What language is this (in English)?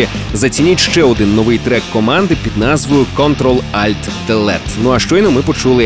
Ukrainian